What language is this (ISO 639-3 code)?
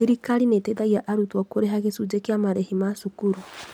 kik